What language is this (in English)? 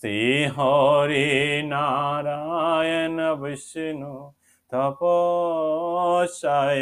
Bangla